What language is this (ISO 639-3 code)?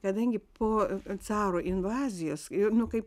lit